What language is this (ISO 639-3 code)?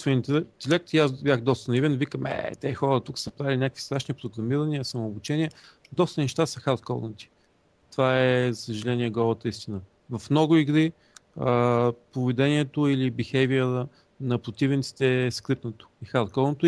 bul